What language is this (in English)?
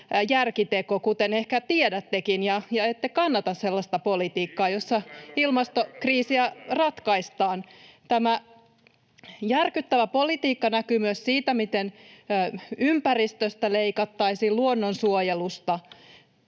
Finnish